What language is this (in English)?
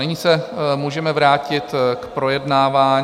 Czech